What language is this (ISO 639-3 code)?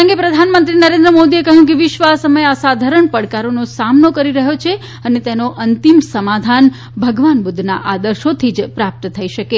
guj